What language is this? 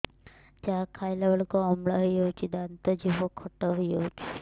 Odia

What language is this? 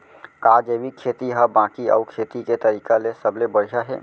Chhattisgarhi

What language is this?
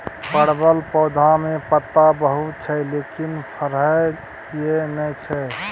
Maithili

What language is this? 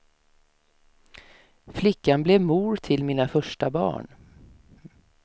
Swedish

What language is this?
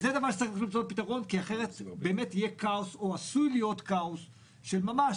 Hebrew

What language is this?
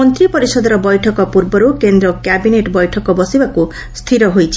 Odia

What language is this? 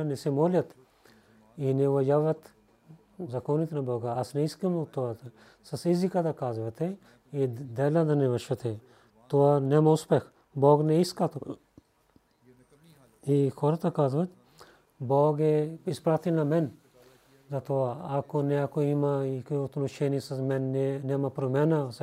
Bulgarian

